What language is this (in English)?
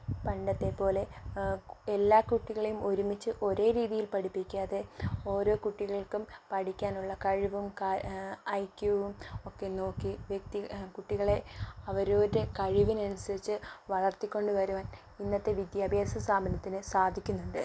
Malayalam